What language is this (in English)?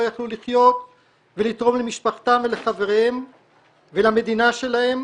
Hebrew